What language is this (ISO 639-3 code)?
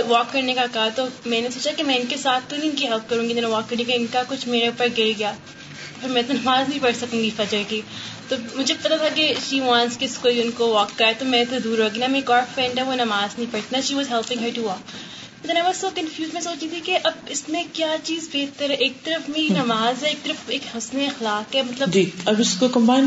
urd